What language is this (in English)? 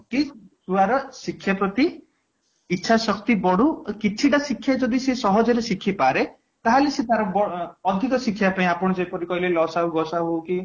Odia